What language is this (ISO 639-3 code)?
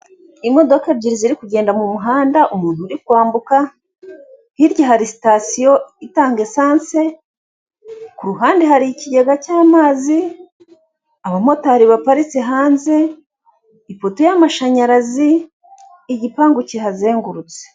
kin